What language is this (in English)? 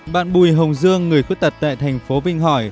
Vietnamese